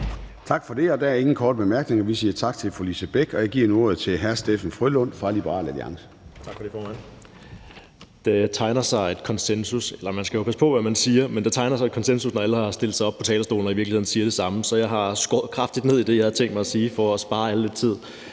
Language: Danish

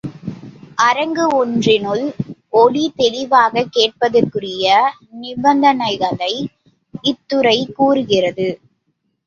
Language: Tamil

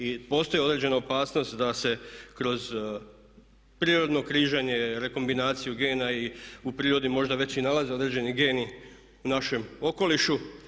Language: Croatian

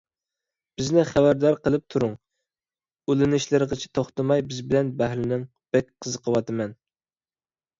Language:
Uyghur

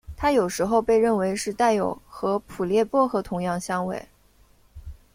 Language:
Chinese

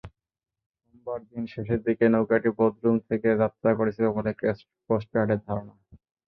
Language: Bangla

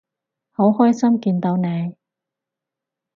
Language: Cantonese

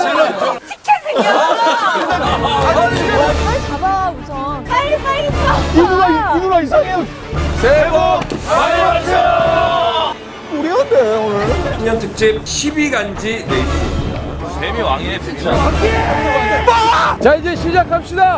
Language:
Korean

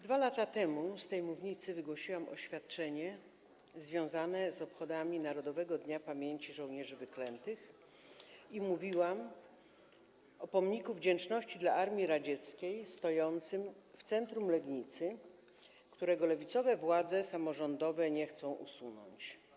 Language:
Polish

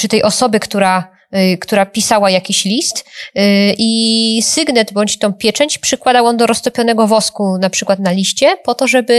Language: Polish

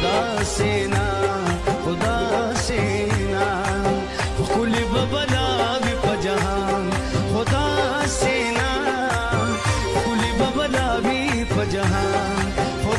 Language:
Arabic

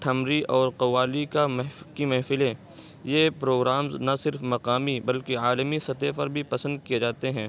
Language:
Urdu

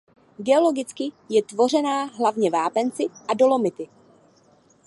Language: Czech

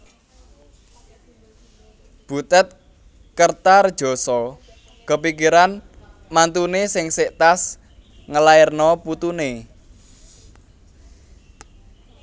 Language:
Javanese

